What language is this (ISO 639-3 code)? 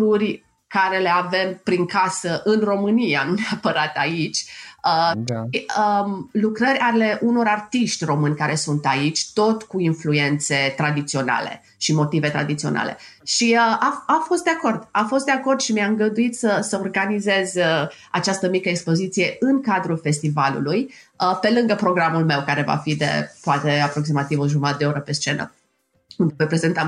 ron